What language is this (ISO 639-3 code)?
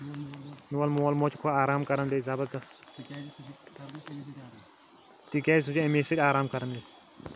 kas